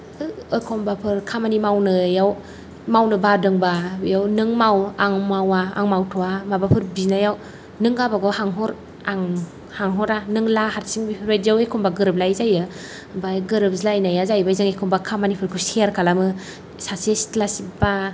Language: Bodo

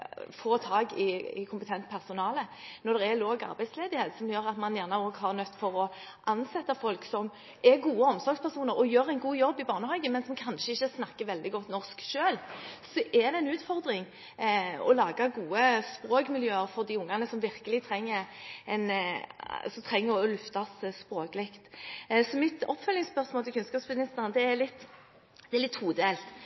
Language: Norwegian Bokmål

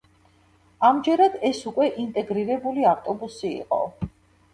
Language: Georgian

